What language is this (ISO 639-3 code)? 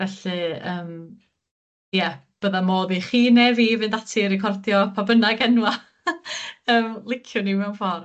cym